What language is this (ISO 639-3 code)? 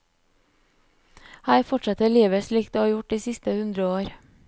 nor